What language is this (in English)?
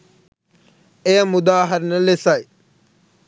Sinhala